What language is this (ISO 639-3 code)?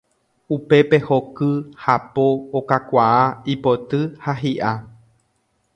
grn